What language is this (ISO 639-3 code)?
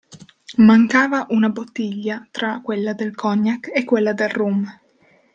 ita